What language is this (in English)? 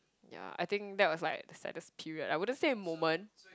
English